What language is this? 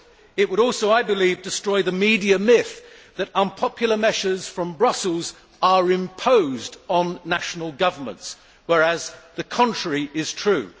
English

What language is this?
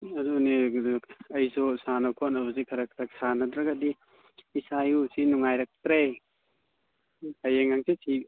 Manipuri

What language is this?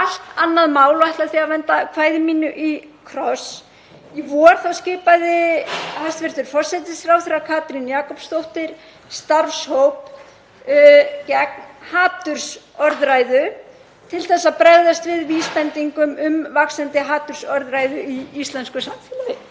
Icelandic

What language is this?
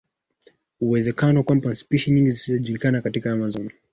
Swahili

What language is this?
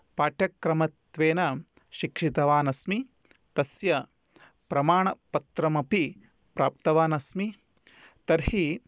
Sanskrit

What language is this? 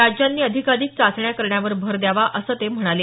Marathi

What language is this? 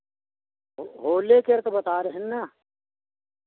Hindi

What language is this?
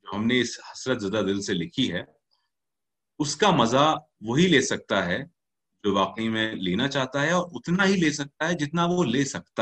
Urdu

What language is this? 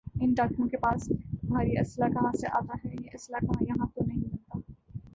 Urdu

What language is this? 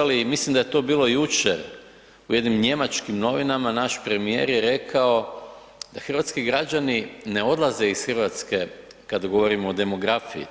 Croatian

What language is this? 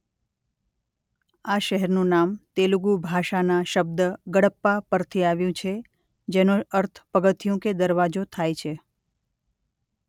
Gujarati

